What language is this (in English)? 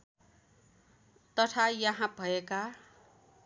Nepali